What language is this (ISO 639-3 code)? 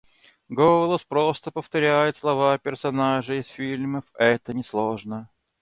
rus